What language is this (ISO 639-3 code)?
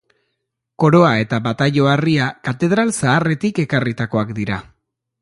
eus